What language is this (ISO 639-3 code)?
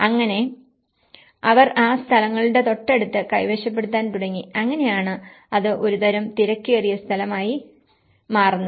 mal